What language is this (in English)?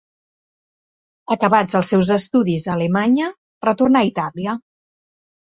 Catalan